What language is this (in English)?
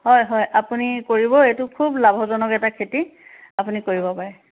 Assamese